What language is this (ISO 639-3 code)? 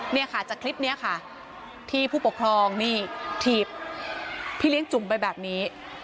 tha